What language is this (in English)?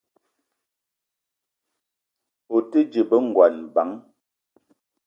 Eton (Cameroon)